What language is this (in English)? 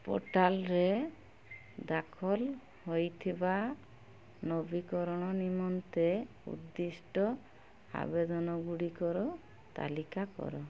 Odia